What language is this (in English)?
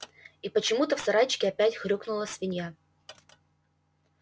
Russian